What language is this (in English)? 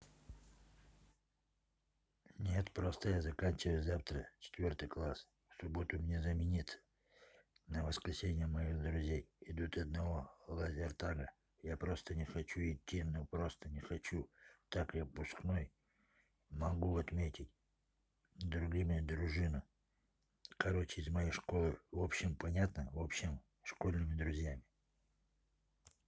Russian